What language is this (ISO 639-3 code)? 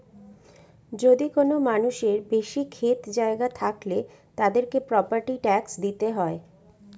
ben